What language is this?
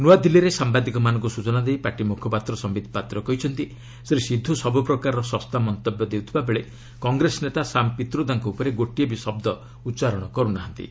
Odia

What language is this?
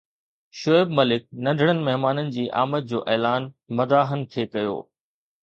Sindhi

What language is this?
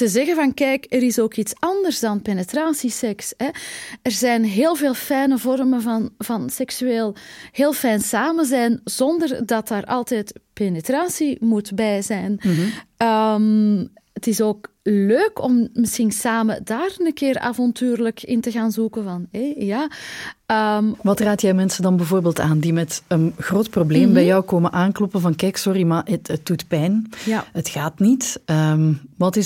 Dutch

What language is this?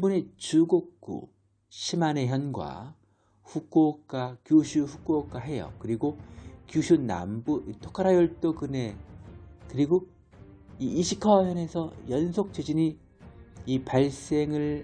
Korean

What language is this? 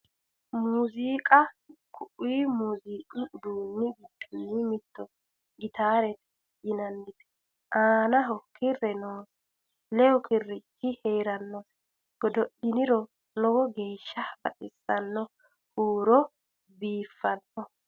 Sidamo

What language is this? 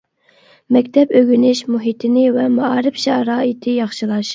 Uyghur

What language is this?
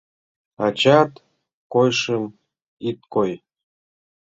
Mari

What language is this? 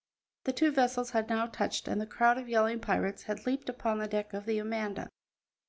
English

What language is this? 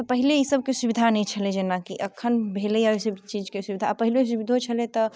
Maithili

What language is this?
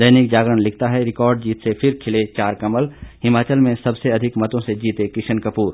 Hindi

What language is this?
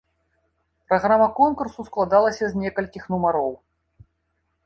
Belarusian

